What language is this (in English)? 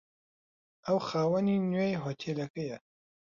Central Kurdish